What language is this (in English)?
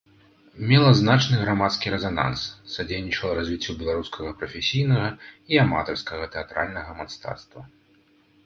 Belarusian